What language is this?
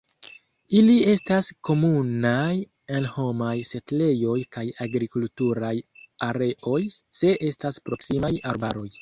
Esperanto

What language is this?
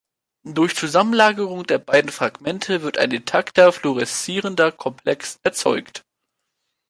German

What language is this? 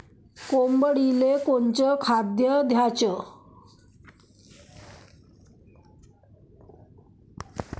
Marathi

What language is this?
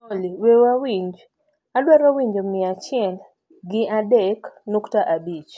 Luo (Kenya and Tanzania)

